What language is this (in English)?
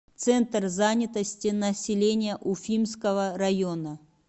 Russian